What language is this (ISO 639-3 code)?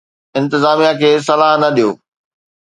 snd